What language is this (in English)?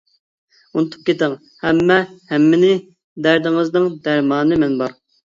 Uyghur